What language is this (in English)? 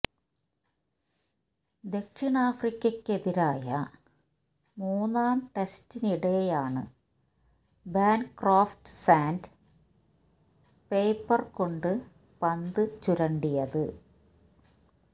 Malayalam